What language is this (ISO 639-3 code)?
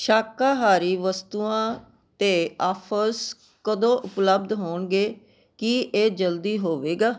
pan